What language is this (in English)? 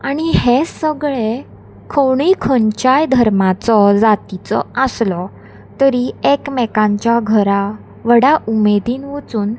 Konkani